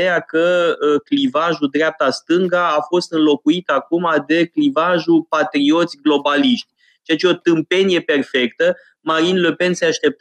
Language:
Romanian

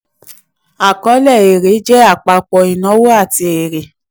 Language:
Yoruba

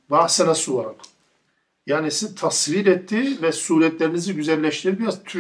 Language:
Turkish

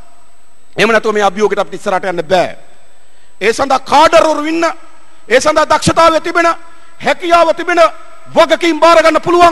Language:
Indonesian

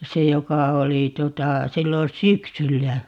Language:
Finnish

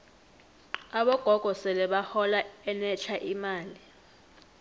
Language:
South Ndebele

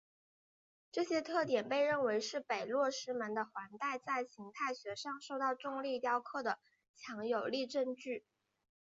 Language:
Chinese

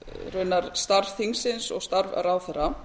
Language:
Icelandic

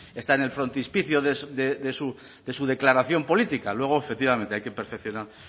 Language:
Spanish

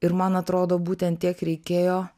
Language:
Lithuanian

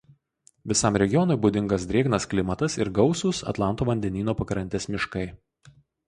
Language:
Lithuanian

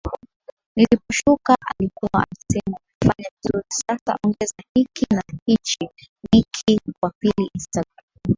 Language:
Swahili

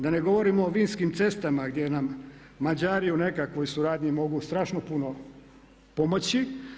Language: Croatian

